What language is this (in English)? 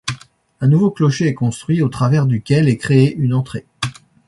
French